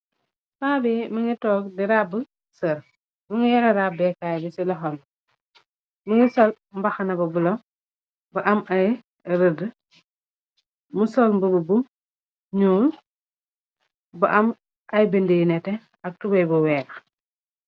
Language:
Wolof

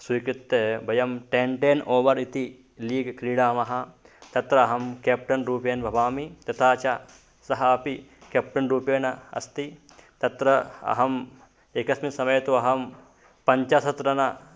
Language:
Sanskrit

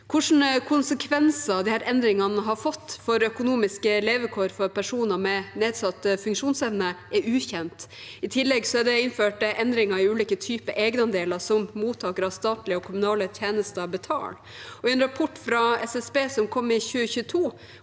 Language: Norwegian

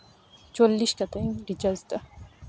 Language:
Santali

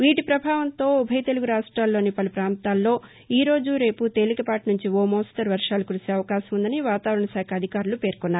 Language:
Telugu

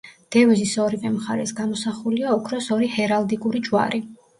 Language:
Georgian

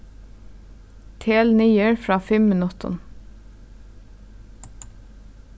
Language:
Faroese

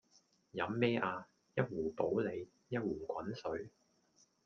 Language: Cantonese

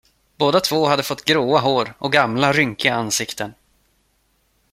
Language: Swedish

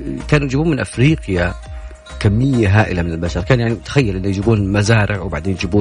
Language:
Arabic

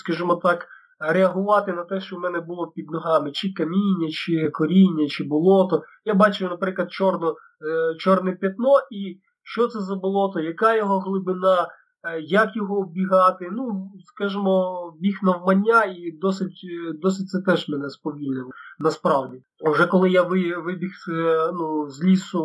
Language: Ukrainian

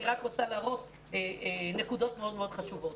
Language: Hebrew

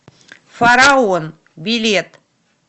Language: Russian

